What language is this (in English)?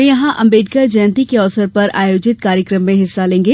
Hindi